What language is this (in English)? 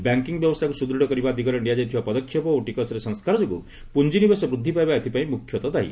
Odia